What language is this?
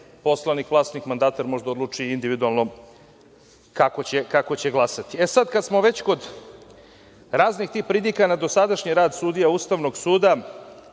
Serbian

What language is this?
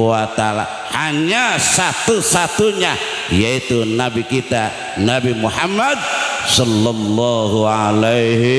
Indonesian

